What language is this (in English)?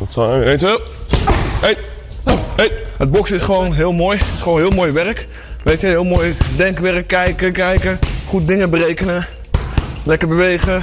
Dutch